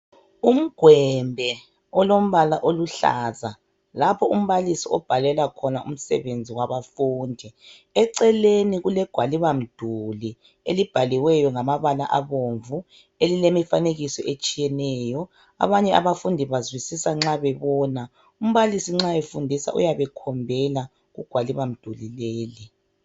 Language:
North Ndebele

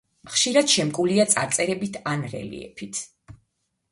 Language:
Georgian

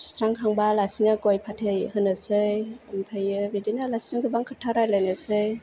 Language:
Bodo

